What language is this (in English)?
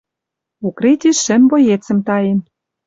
Western Mari